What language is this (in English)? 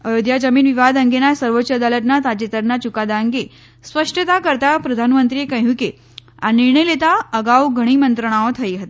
Gujarati